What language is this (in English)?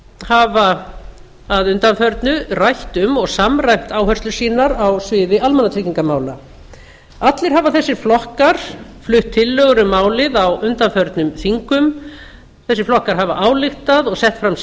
Icelandic